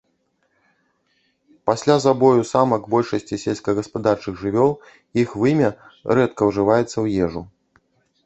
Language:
Belarusian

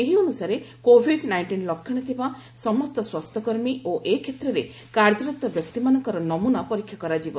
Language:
Odia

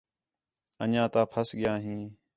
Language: Khetrani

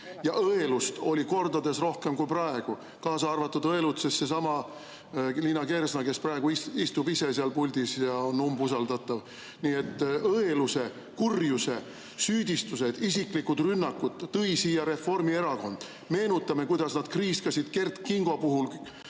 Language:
Estonian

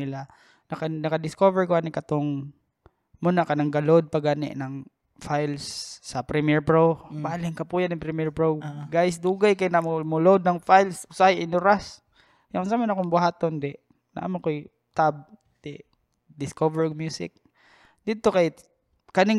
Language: Filipino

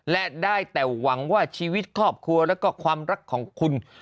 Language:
Thai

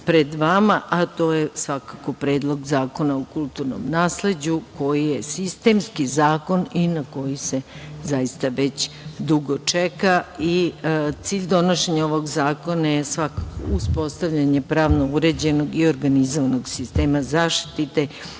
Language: Serbian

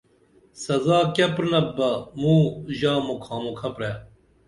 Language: Dameli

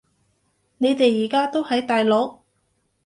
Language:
Cantonese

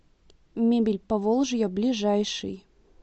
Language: Russian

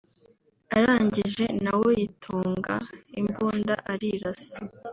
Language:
Kinyarwanda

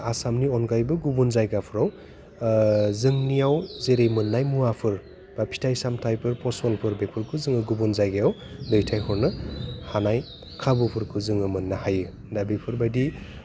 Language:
Bodo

